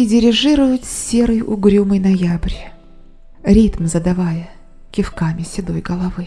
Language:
Russian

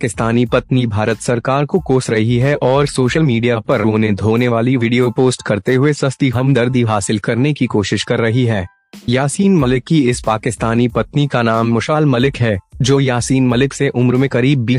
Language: Hindi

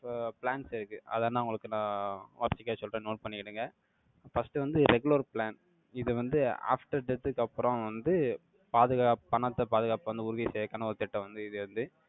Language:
Tamil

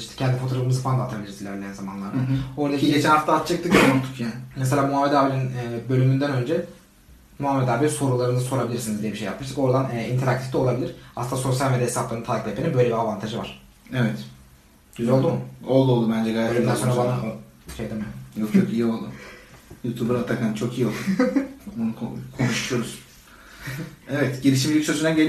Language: Turkish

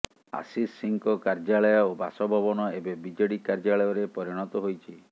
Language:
Odia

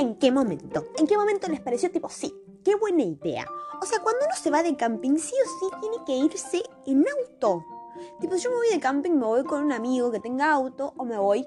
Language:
Spanish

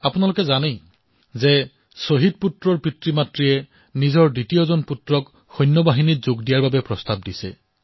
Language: Assamese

